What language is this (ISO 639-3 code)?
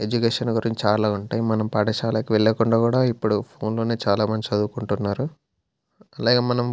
tel